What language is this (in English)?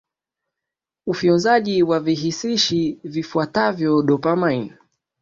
Swahili